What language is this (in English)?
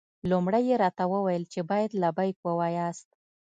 Pashto